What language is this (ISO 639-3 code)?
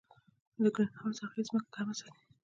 pus